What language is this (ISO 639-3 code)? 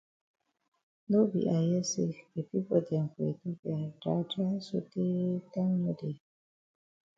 wes